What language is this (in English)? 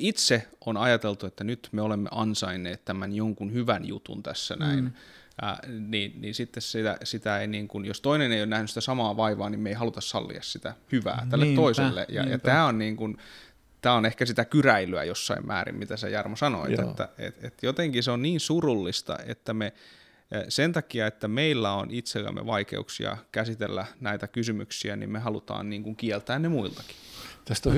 Finnish